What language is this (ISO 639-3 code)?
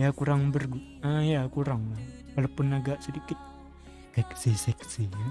ind